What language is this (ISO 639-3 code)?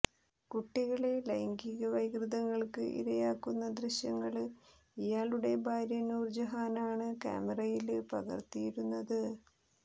mal